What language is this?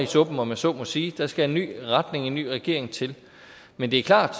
Danish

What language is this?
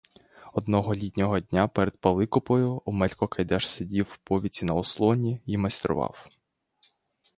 Ukrainian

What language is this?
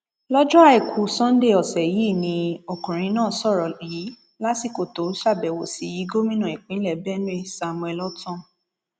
Yoruba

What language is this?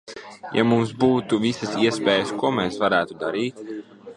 Latvian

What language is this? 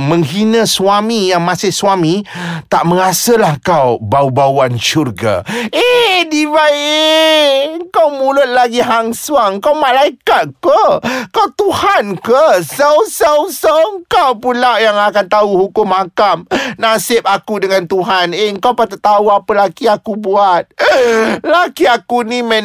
Malay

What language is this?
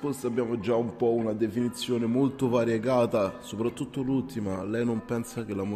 Italian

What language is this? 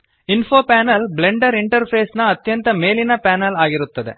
Kannada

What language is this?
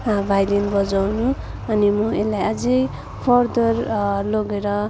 Nepali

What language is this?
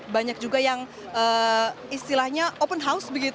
Indonesian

